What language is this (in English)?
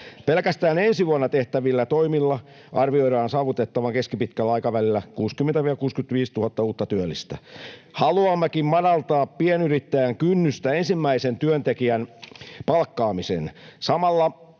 Finnish